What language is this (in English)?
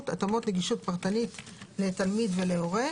Hebrew